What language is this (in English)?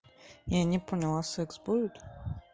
Russian